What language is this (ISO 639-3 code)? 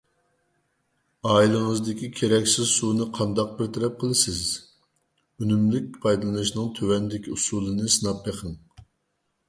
uig